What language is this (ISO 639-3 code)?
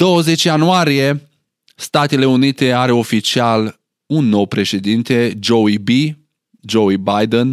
ron